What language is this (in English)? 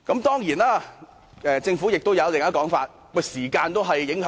Cantonese